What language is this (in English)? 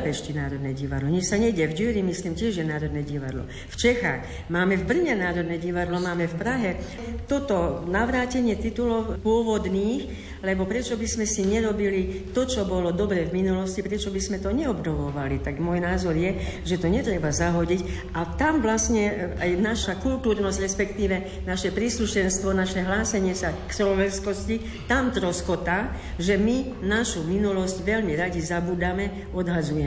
Slovak